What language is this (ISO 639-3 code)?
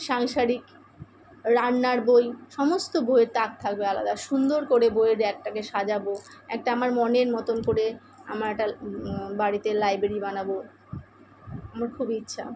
ben